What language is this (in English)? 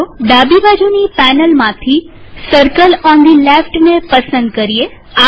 Gujarati